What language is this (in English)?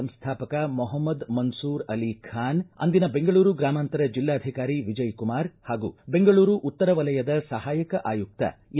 Kannada